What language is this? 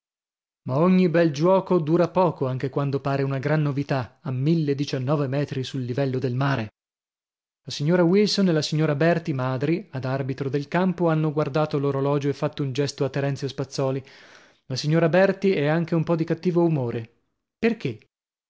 Italian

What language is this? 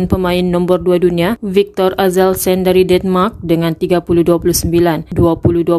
Malay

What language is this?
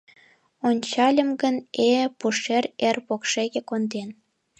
Mari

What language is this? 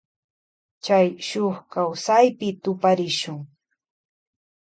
Loja Highland Quichua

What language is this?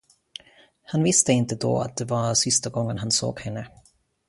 Swedish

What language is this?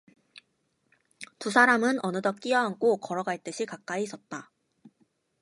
Korean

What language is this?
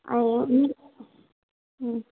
Sindhi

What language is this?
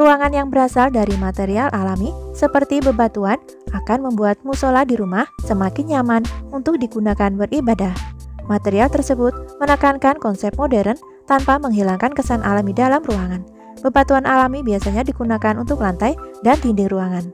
Indonesian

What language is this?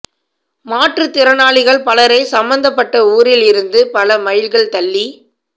Tamil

